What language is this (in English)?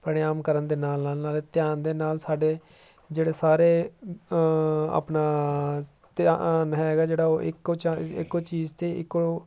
Punjabi